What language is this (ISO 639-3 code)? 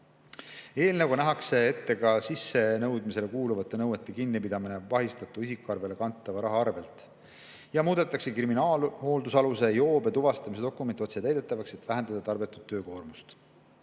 est